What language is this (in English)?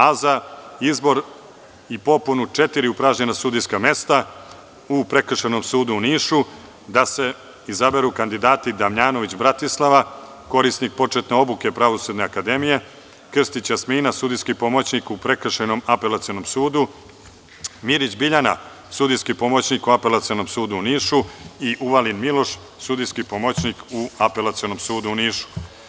Serbian